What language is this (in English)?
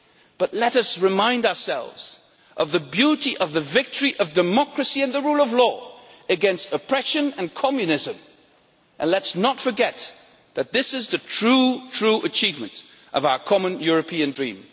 English